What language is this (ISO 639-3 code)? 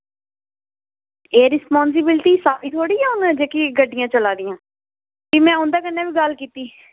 doi